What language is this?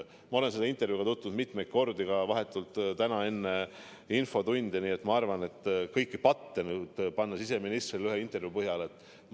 Estonian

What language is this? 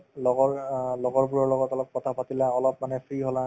Assamese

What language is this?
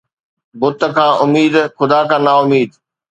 Sindhi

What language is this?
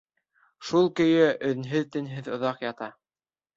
Bashkir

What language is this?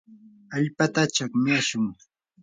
Yanahuanca Pasco Quechua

